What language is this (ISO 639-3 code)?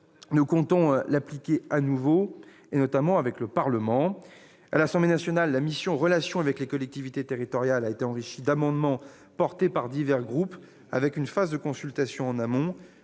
fra